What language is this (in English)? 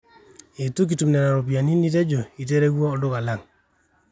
Masai